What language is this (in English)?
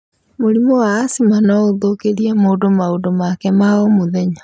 Kikuyu